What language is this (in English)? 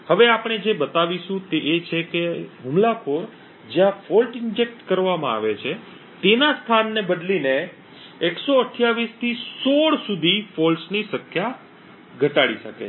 Gujarati